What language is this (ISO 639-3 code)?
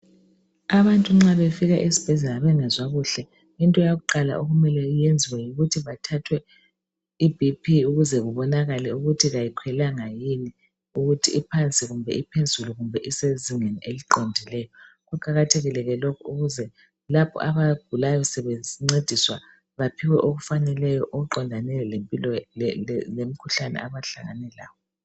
nde